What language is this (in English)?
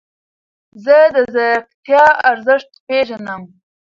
Pashto